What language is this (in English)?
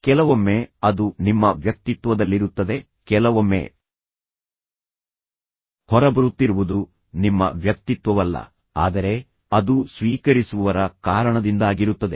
Kannada